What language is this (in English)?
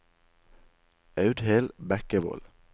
Norwegian